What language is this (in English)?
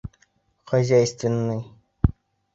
Bashkir